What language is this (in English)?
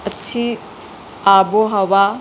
Urdu